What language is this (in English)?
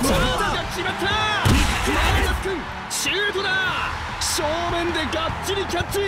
Japanese